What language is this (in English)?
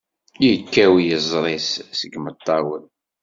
Kabyle